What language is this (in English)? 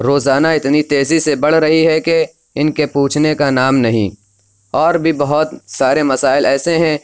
Urdu